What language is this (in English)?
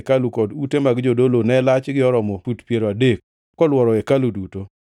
Luo (Kenya and Tanzania)